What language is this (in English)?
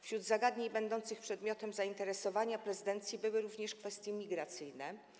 Polish